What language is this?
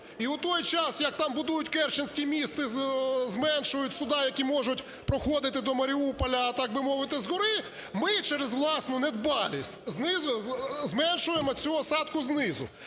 Ukrainian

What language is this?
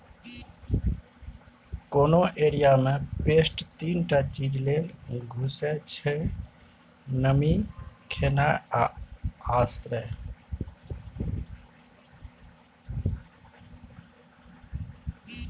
Maithili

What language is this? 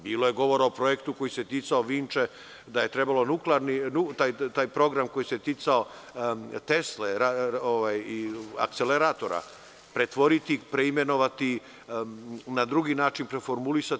Serbian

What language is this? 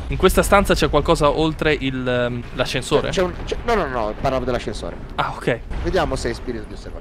Italian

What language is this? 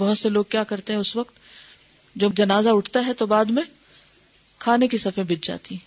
Urdu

